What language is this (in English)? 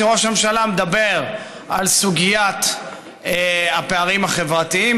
Hebrew